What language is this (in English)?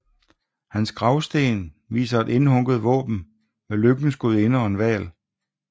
Danish